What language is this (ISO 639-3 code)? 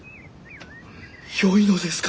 jpn